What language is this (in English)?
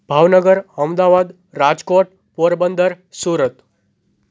Gujarati